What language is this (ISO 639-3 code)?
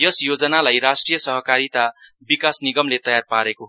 nep